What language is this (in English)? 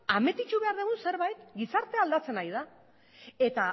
Basque